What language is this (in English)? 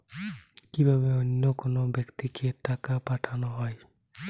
Bangla